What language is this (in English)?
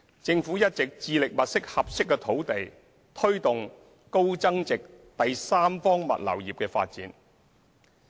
Cantonese